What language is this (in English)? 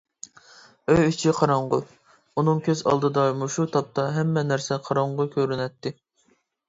Uyghur